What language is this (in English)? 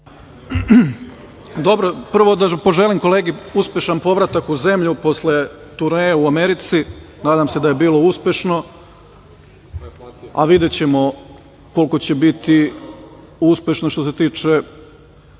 Serbian